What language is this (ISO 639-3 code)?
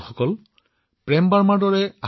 asm